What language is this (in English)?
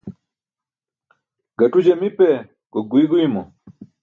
Burushaski